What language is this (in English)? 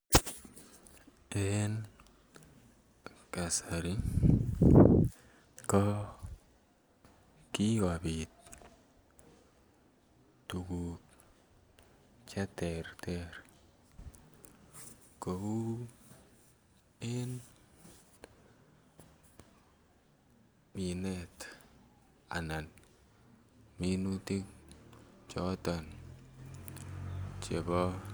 Kalenjin